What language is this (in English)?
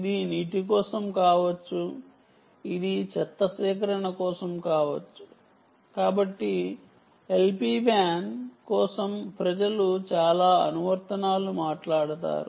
Telugu